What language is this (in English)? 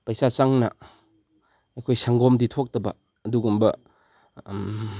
Manipuri